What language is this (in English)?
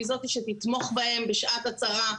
Hebrew